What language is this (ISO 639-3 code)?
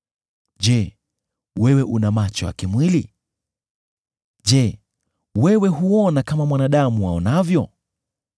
swa